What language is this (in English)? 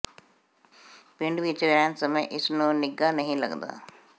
Punjabi